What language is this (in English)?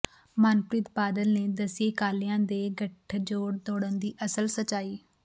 Punjabi